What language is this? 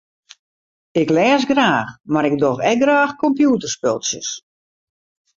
Western Frisian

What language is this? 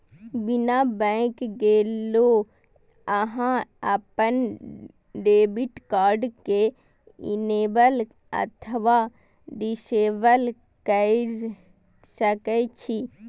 Maithili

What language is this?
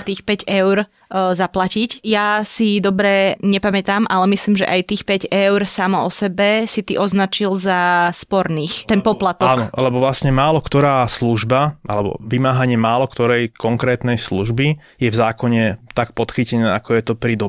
Slovak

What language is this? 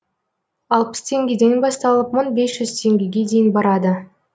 Kazakh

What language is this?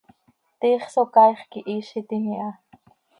Seri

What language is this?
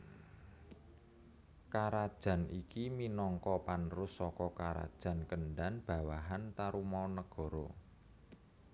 Javanese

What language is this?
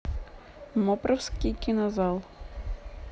Russian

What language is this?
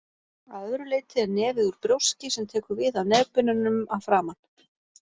Icelandic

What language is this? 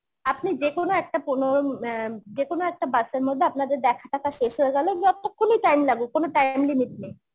Bangla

